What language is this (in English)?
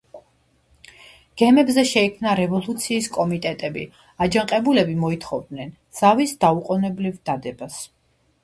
Georgian